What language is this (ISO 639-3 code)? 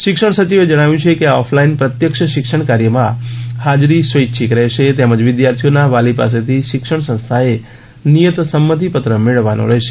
guj